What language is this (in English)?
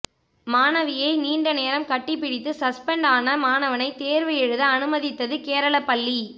Tamil